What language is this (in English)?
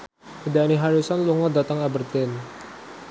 Javanese